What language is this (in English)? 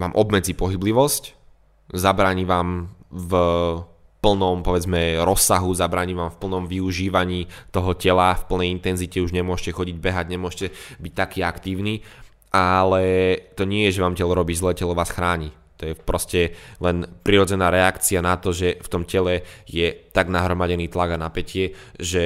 Slovak